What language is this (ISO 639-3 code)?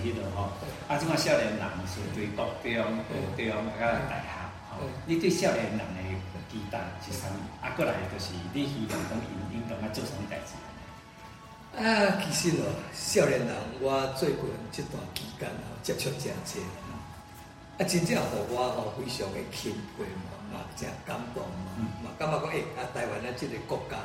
zho